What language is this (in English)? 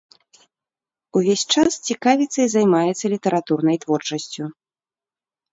Belarusian